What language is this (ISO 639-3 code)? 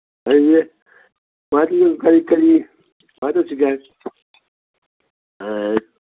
mni